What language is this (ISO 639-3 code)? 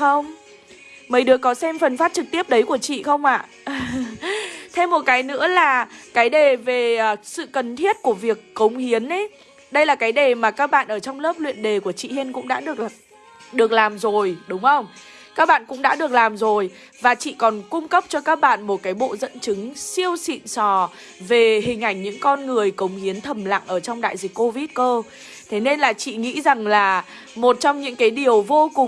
vie